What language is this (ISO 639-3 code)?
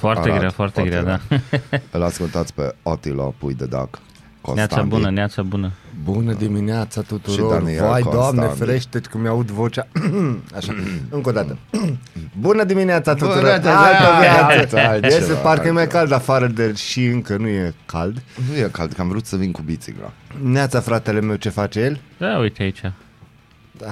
ron